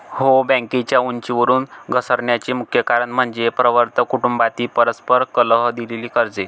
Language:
Marathi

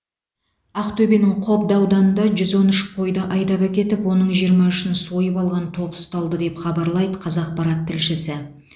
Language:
Kazakh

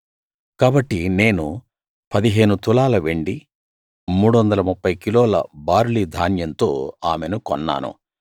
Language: Telugu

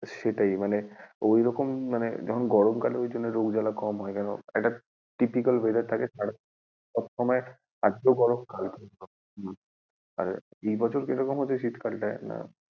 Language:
Bangla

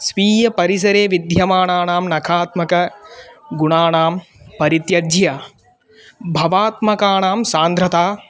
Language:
Sanskrit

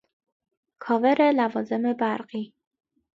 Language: Persian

